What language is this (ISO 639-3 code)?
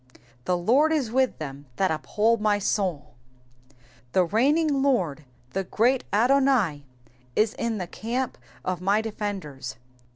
eng